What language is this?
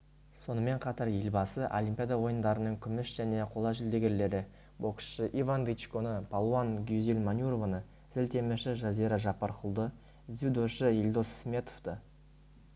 Kazakh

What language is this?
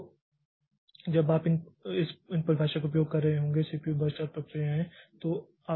Hindi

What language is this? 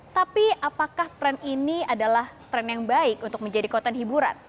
Indonesian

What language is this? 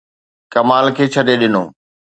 Sindhi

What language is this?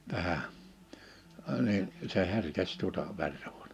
Finnish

